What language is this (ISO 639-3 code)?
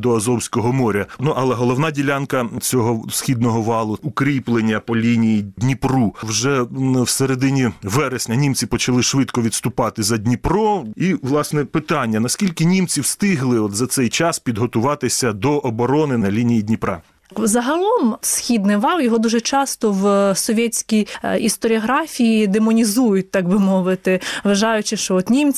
ukr